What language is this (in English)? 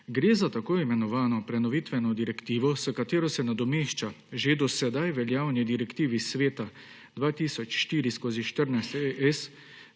Slovenian